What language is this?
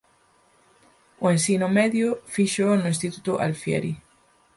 Galician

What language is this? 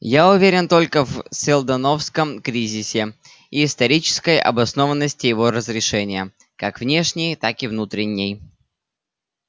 Russian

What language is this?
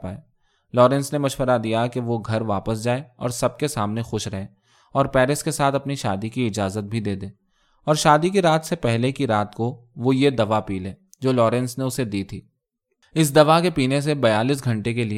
Urdu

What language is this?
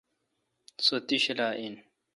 Kalkoti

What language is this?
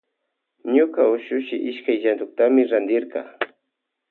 Loja Highland Quichua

